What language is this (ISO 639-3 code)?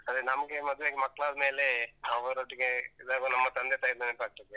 kan